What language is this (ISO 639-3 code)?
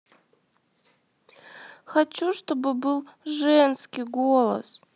rus